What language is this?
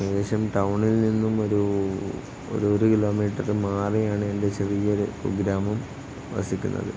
Malayalam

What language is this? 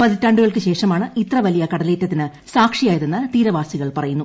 Malayalam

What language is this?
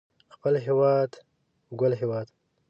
Pashto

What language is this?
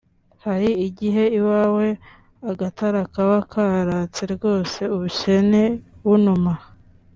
Kinyarwanda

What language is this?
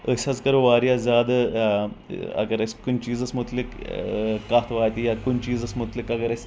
Kashmiri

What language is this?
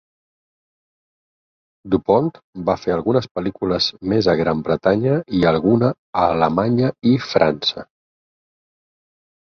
Catalan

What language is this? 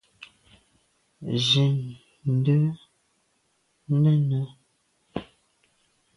Medumba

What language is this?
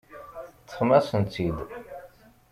Kabyle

